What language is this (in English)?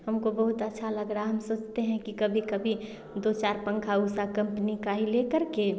Hindi